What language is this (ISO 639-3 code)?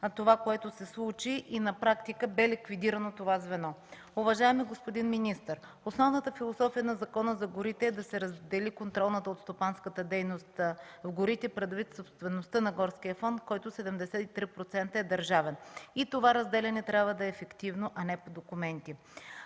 bul